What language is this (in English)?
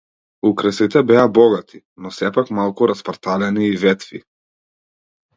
Macedonian